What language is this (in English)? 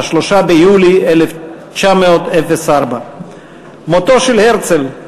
Hebrew